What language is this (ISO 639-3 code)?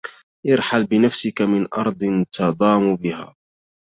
ara